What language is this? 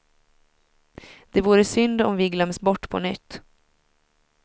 Swedish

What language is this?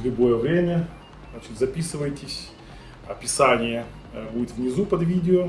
Russian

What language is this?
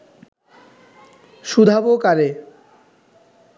Bangla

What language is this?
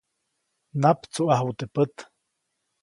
Copainalá Zoque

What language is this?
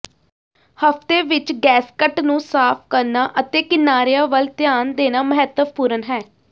Punjabi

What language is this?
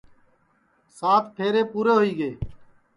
Sansi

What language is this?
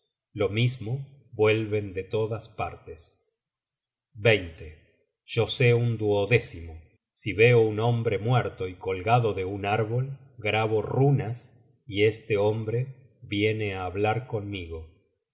Spanish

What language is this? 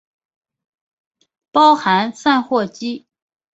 Chinese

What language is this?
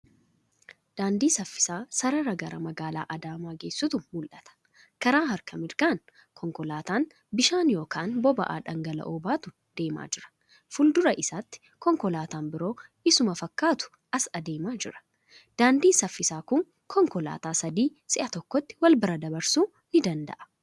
Oromo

